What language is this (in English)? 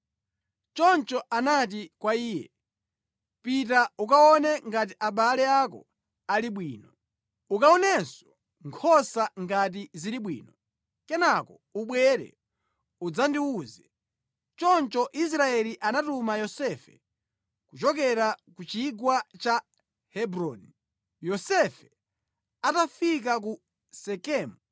Nyanja